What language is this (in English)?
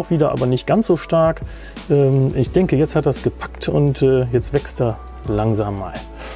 German